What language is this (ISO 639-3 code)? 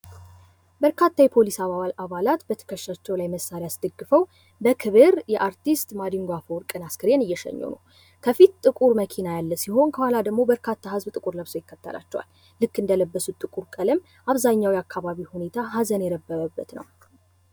amh